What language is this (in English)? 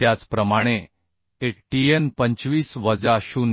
Marathi